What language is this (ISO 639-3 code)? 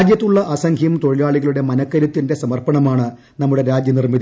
mal